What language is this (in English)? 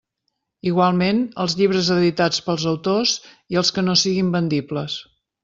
Catalan